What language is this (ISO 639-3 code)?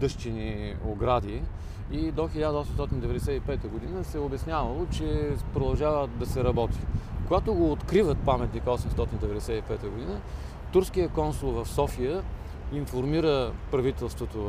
bul